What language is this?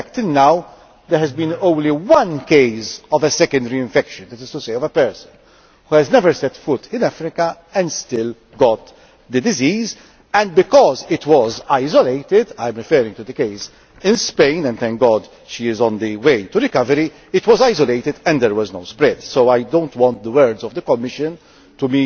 English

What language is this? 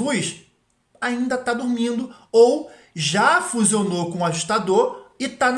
Portuguese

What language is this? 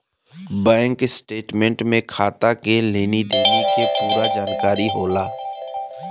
Bhojpuri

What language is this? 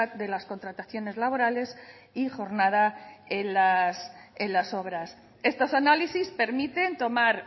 Spanish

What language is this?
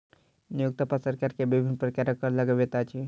Maithili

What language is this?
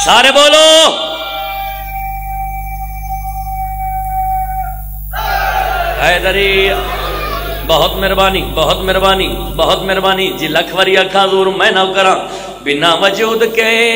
Arabic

